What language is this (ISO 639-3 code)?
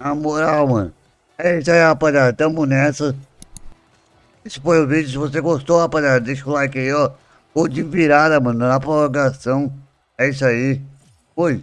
por